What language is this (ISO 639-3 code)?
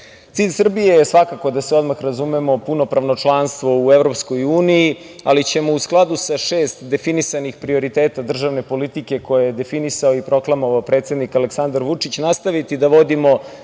srp